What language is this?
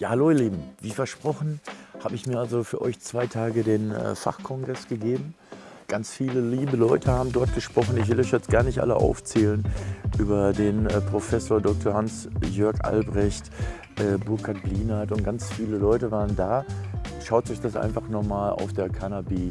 German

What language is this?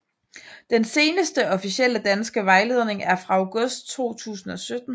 Danish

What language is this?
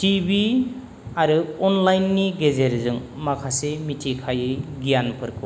Bodo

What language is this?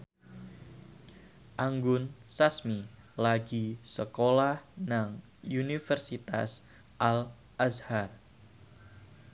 Javanese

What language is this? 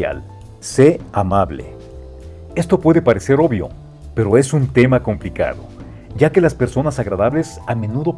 Spanish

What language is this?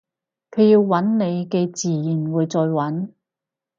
Cantonese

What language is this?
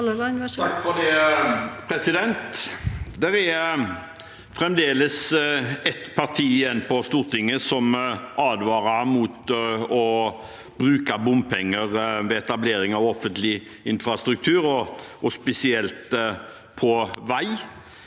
Norwegian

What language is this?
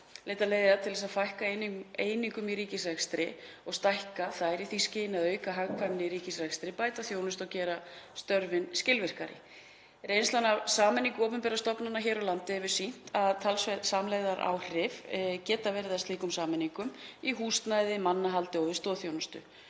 Icelandic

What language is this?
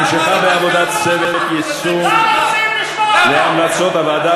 Hebrew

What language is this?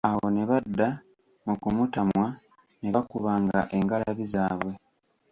Ganda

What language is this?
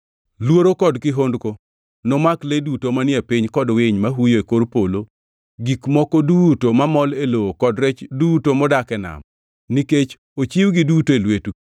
Luo (Kenya and Tanzania)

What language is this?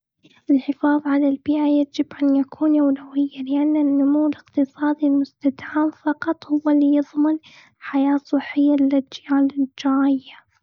Gulf Arabic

